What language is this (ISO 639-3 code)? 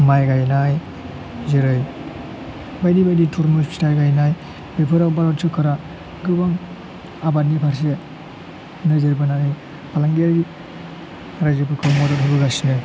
brx